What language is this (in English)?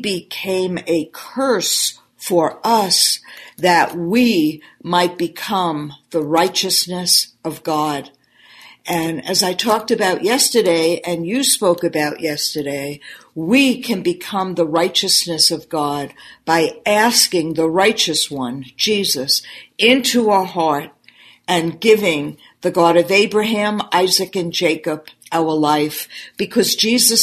English